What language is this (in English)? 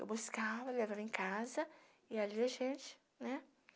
Portuguese